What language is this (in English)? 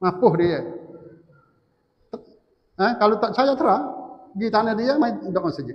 Malay